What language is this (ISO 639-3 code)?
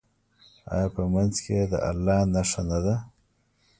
pus